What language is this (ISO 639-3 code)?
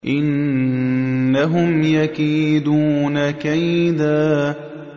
ara